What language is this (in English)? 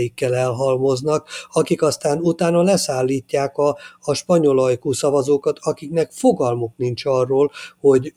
Hungarian